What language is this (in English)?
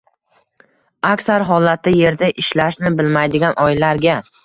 Uzbek